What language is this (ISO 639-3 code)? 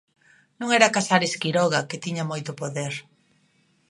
glg